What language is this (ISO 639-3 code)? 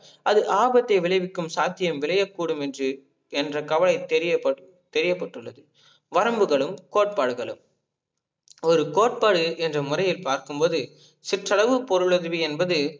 tam